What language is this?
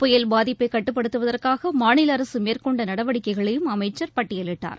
Tamil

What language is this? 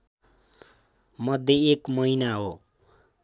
Nepali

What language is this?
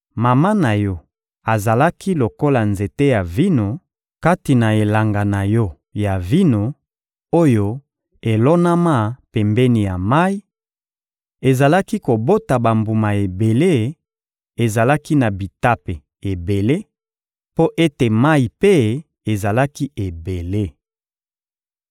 Lingala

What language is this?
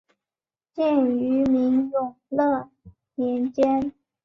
Chinese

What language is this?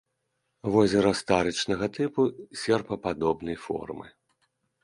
Belarusian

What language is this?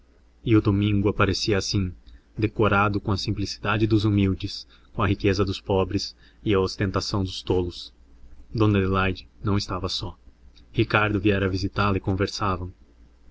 Portuguese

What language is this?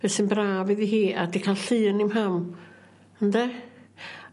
Welsh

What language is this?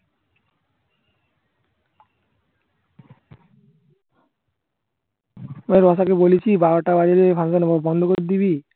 Bangla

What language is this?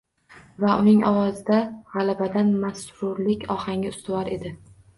Uzbek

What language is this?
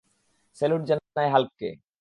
Bangla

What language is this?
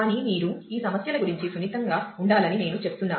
Telugu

